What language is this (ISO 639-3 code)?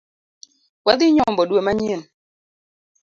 luo